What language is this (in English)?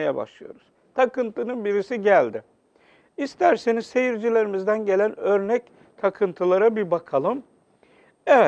Turkish